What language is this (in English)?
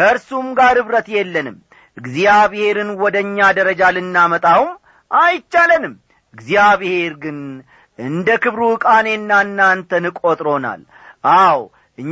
Amharic